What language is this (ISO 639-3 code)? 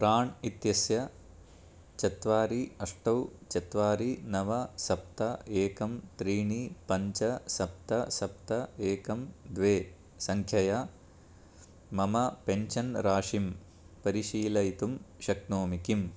san